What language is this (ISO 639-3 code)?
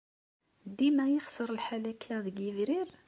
kab